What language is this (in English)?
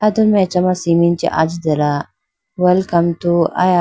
Idu-Mishmi